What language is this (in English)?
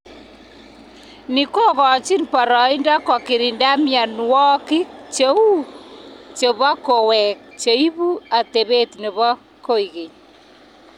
Kalenjin